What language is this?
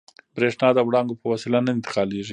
Pashto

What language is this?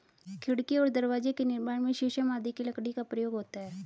Hindi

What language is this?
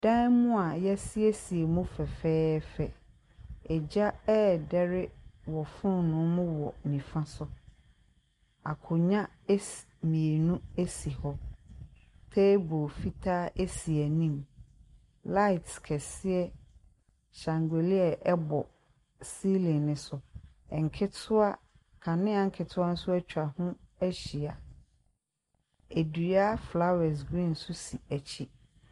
Akan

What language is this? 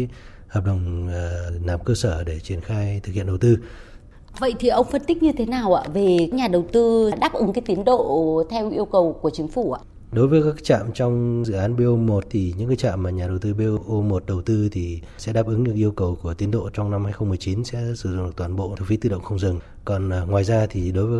Vietnamese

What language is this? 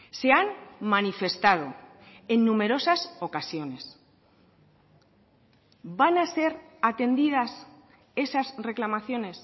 Spanish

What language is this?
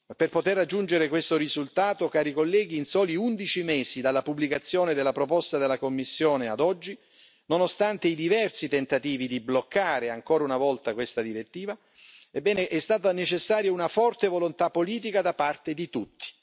Italian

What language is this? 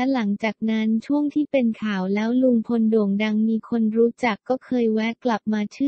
Thai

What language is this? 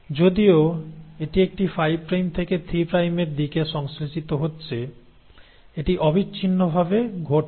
Bangla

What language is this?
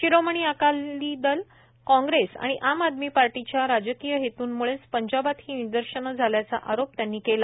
Marathi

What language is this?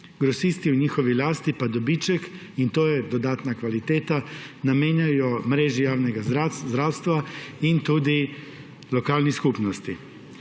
Slovenian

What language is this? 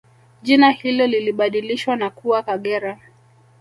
Swahili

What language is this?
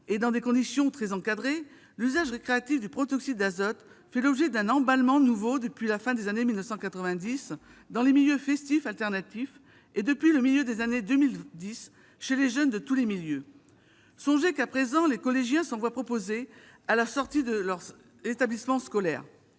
French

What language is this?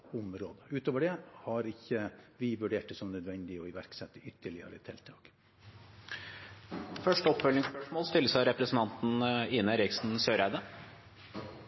Norwegian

